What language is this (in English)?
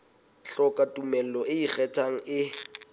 Southern Sotho